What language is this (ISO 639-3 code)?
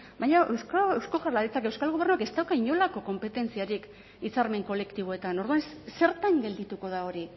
eus